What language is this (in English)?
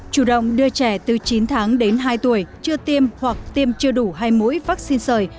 Vietnamese